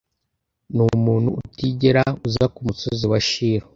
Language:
Kinyarwanda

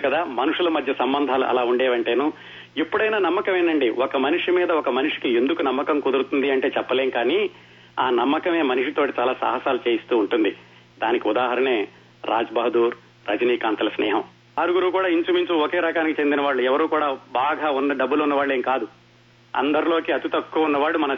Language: Telugu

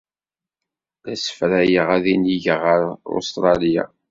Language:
Kabyle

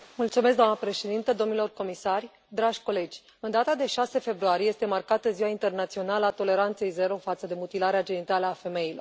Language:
Romanian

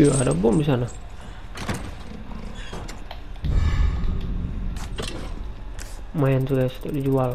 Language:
Indonesian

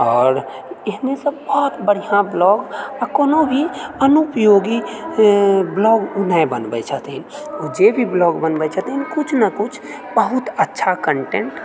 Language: Maithili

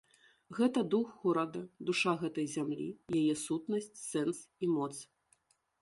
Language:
Belarusian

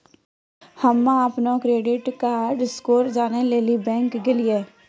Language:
Maithili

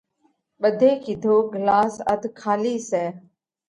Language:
Parkari Koli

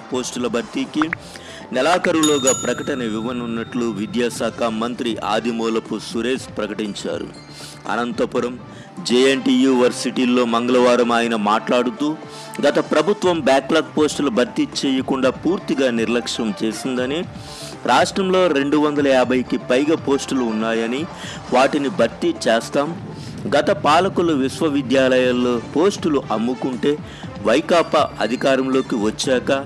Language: Telugu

